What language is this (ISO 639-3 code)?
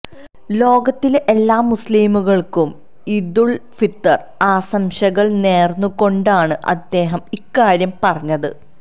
mal